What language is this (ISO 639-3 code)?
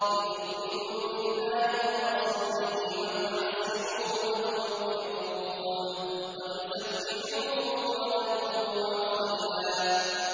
ara